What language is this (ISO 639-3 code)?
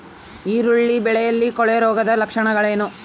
kan